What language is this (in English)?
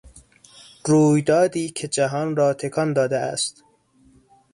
Persian